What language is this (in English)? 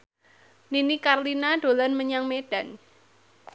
Javanese